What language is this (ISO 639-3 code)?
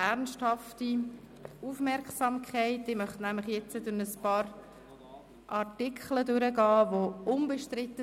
gsw